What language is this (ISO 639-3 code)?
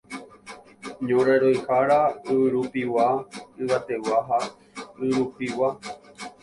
grn